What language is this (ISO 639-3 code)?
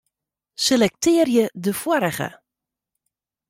fry